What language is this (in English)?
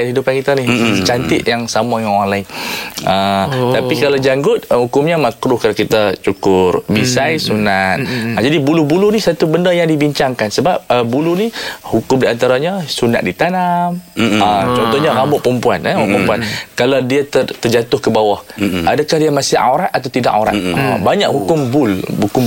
Malay